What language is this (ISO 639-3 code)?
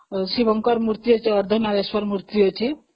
ori